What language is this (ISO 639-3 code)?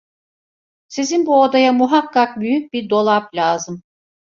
tur